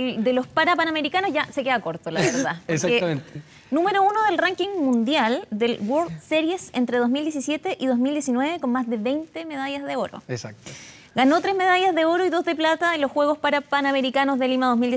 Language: Spanish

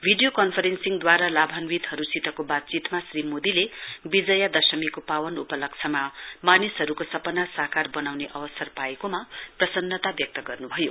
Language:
Nepali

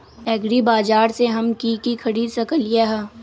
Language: Magahi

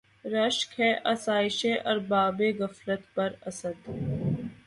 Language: Urdu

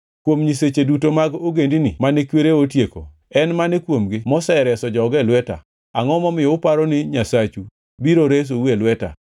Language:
Luo (Kenya and Tanzania)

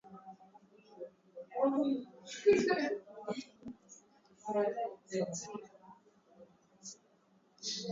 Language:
Swahili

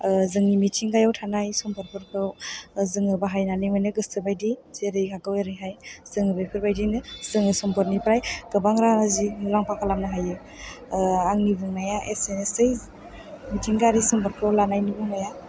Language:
Bodo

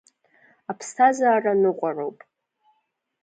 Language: Abkhazian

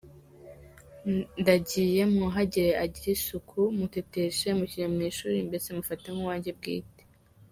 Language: Kinyarwanda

